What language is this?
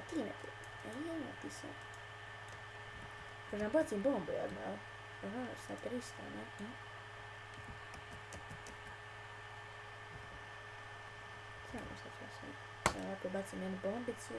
Bosnian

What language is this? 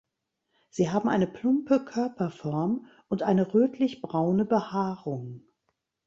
German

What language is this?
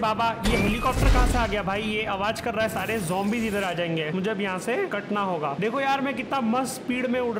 Hindi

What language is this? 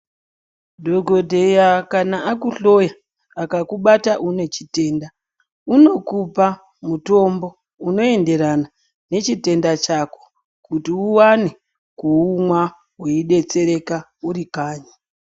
Ndau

